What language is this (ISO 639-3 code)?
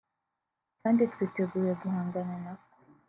kin